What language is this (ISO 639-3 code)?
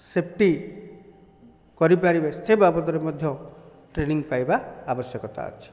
ori